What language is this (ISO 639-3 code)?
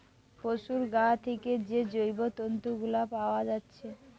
ben